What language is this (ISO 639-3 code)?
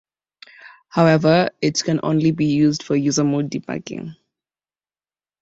eng